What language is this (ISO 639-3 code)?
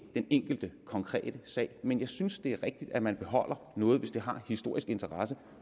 dan